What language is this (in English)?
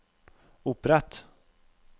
Norwegian